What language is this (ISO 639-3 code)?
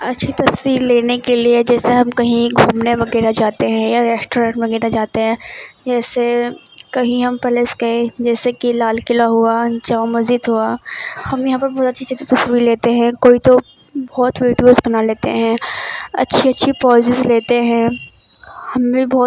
urd